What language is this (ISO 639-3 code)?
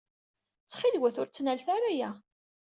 kab